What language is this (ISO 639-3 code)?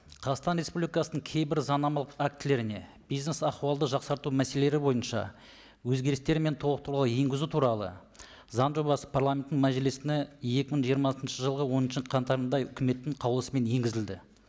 kaz